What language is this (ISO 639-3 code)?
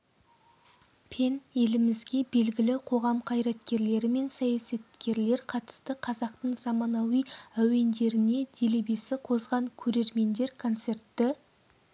kaz